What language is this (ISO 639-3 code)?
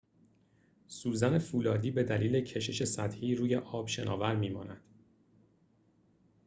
fas